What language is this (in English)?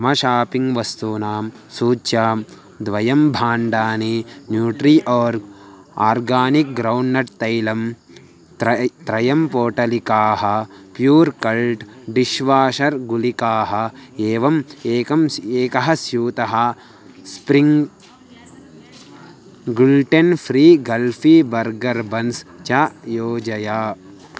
Sanskrit